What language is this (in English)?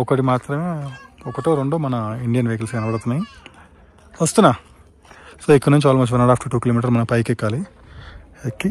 Telugu